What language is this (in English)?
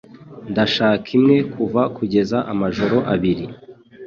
Kinyarwanda